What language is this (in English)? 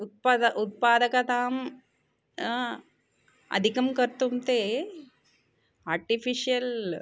Sanskrit